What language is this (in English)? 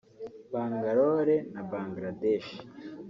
Kinyarwanda